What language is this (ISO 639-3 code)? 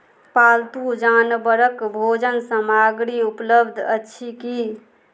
mai